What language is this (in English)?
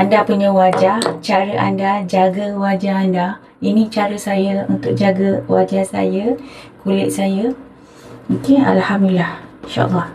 Malay